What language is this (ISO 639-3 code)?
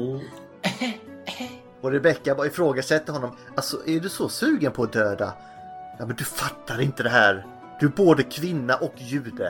swe